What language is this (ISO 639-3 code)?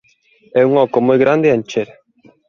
glg